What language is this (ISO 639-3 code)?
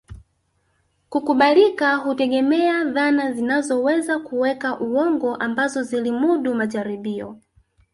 swa